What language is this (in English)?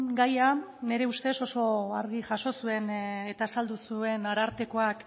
Basque